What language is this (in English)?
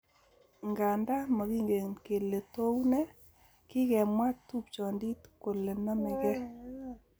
Kalenjin